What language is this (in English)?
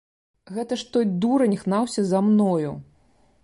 Belarusian